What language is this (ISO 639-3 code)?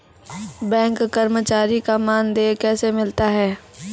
mai